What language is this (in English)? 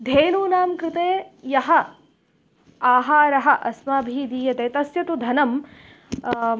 Sanskrit